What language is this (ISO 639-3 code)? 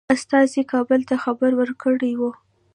pus